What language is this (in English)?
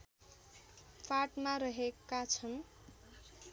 Nepali